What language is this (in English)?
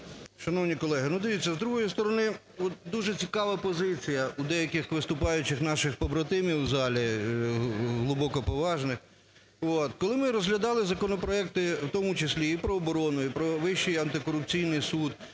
Ukrainian